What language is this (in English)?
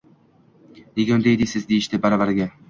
Uzbek